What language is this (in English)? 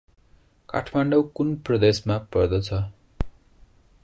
Nepali